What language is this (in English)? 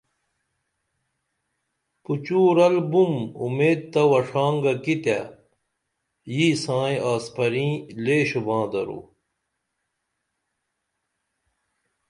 Dameli